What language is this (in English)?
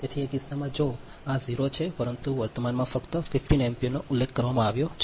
Gujarati